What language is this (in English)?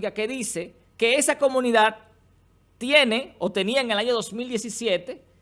Spanish